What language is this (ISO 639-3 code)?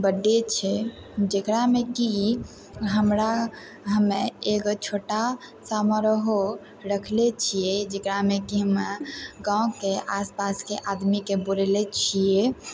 mai